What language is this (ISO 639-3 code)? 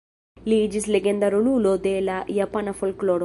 epo